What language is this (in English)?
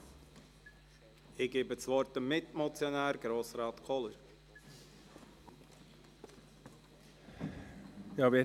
Swiss German